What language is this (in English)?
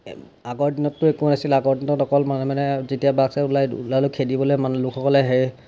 Assamese